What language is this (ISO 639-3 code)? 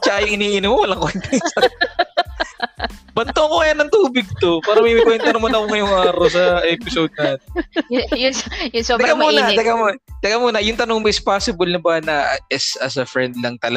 fil